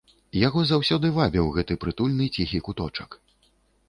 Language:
Belarusian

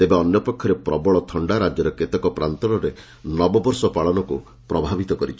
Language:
Odia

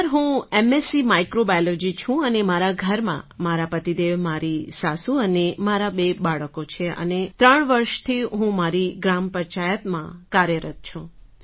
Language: Gujarati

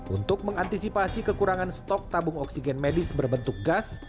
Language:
Indonesian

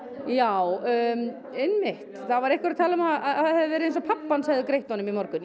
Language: Icelandic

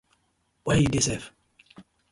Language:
Nigerian Pidgin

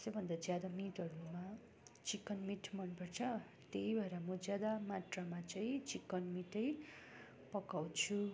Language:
Nepali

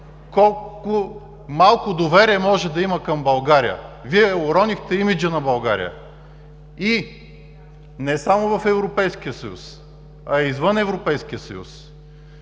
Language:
Bulgarian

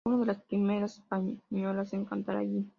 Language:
Spanish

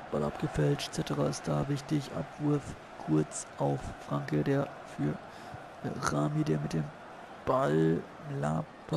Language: German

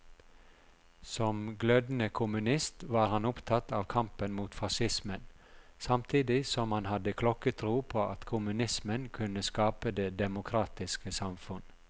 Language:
Norwegian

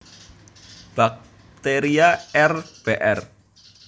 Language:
Javanese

